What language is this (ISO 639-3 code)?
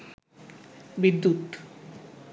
ben